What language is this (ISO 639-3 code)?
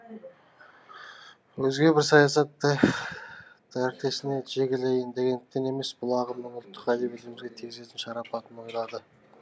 kaz